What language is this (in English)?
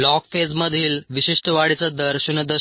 Marathi